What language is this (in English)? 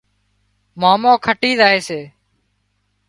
Wadiyara Koli